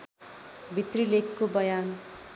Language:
Nepali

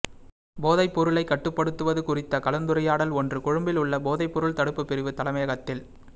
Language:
Tamil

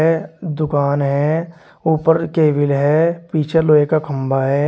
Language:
Hindi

